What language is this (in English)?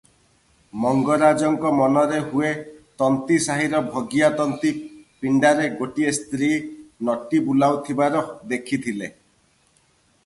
Odia